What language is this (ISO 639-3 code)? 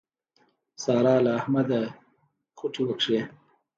pus